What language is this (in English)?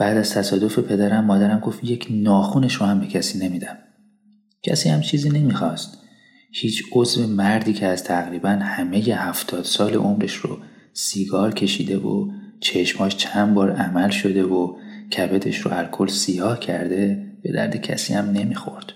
Persian